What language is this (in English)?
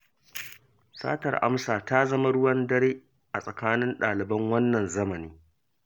Hausa